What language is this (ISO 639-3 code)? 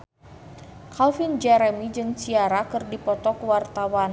sun